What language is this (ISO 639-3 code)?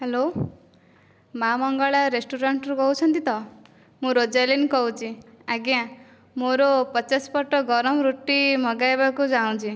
ori